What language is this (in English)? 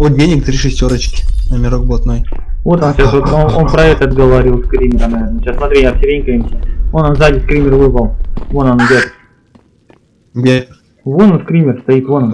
Russian